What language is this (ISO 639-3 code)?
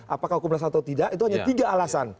ind